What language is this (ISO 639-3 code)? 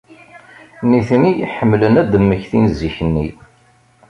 kab